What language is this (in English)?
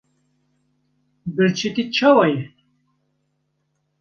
Kurdish